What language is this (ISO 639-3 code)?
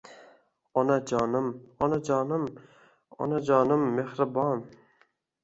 uzb